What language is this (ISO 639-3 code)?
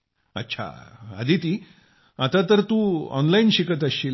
mar